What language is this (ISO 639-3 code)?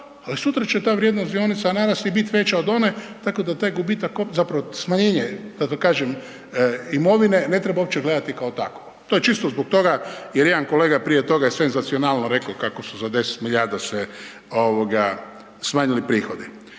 hrv